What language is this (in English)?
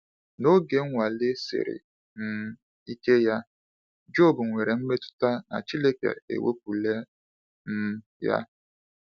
Igbo